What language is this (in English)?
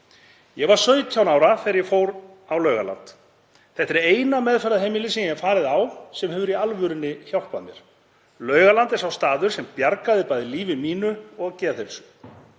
Icelandic